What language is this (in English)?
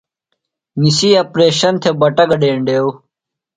Phalura